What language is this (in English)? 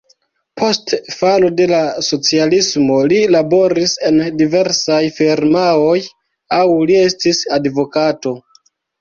Esperanto